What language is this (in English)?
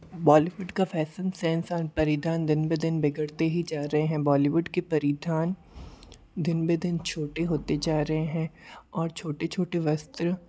Hindi